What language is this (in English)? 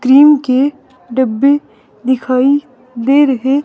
Hindi